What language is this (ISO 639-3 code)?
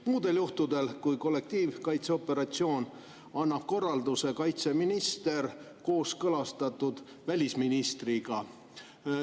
est